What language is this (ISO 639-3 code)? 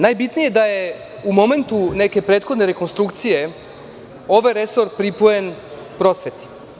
srp